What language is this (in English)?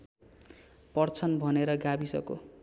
Nepali